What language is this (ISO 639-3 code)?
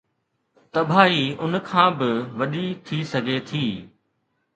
snd